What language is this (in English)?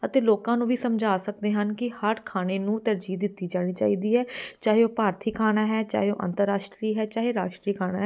Punjabi